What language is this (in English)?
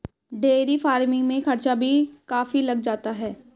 Hindi